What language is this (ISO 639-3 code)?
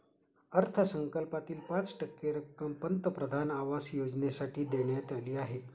mar